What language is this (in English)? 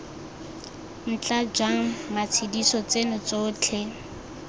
Tswana